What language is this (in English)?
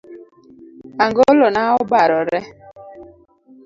Luo (Kenya and Tanzania)